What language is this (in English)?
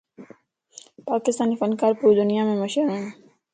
Lasi